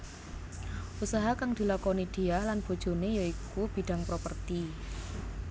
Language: Javanese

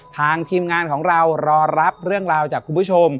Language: Thai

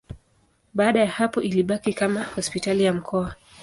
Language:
Swahili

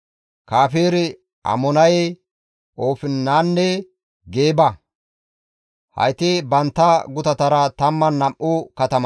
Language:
Gamo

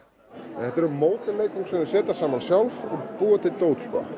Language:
Icelandic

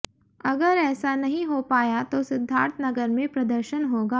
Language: Hindi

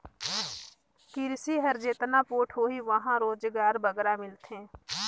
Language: Chhattisgarhi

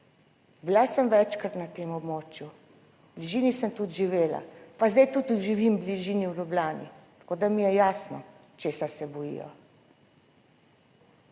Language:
Slovenian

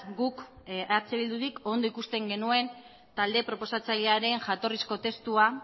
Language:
Basque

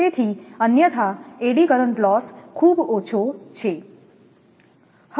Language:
Gujarati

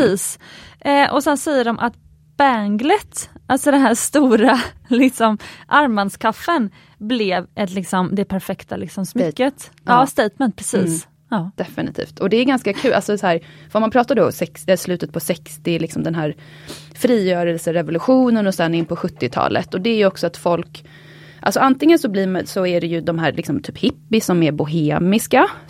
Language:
Swedish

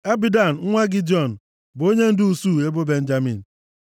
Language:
Igbo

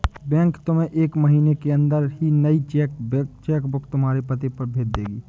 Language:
Hindi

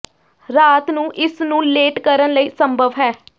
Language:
Punjabi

